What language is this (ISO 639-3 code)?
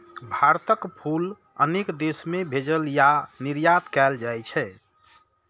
mai